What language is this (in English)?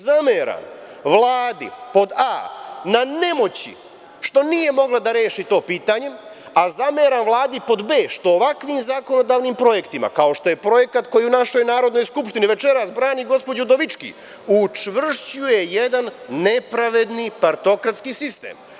Serbian